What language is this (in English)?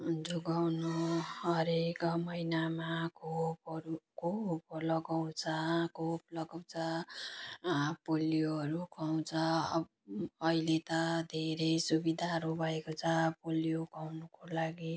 Nepali